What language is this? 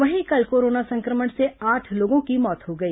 Hindi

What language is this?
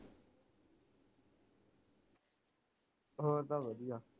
Punjabi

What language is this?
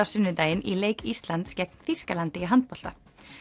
Icelandic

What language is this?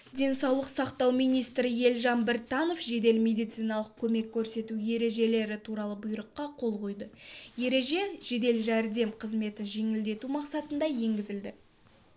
Kazakh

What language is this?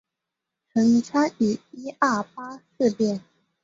Chinese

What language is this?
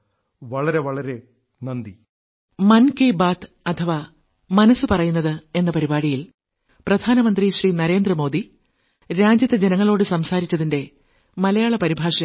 Malayalam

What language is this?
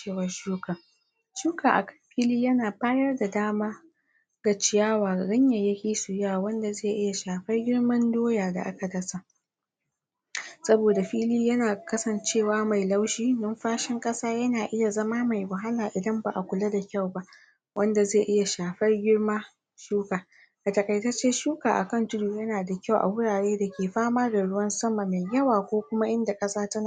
Hausa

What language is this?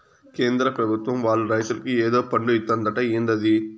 Telugu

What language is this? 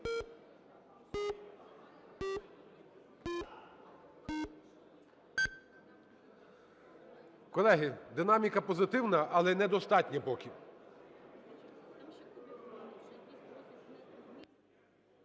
Ukrainian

